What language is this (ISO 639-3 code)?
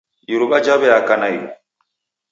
dav